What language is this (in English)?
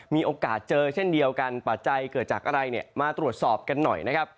Thai